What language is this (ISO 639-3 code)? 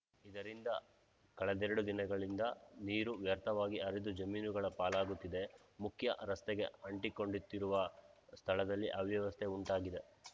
kan